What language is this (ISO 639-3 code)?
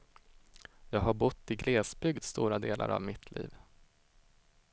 swe